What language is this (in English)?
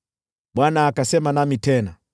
Swahili